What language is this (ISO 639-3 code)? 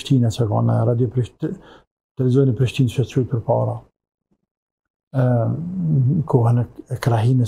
ara